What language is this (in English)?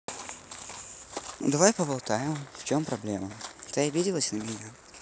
Russian